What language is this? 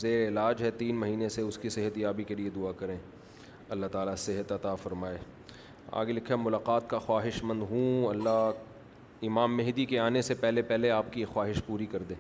Urdu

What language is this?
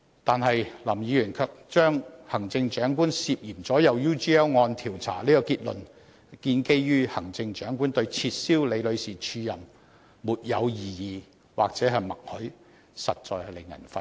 Cantonese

